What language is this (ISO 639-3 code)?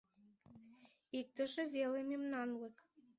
chm